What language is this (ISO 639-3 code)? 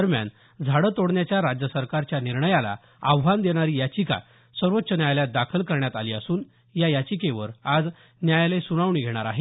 mar